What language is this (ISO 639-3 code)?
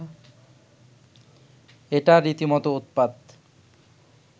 ben